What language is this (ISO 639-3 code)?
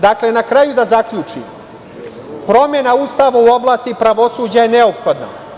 srp